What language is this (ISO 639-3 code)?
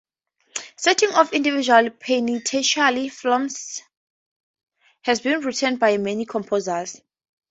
eng